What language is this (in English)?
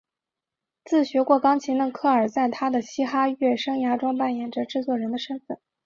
Chinese